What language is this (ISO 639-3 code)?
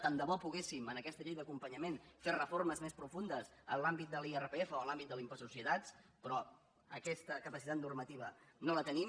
cat